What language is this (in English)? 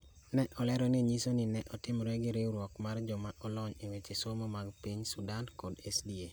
Luo (Kenya and Tanzania)